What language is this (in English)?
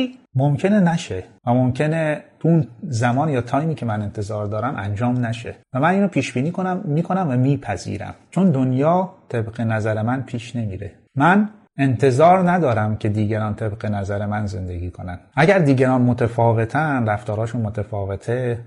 Persian